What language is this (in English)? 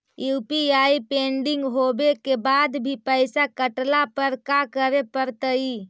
Magahi